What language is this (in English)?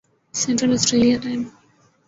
Urdu